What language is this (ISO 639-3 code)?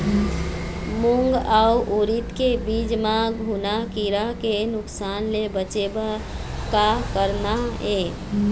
hne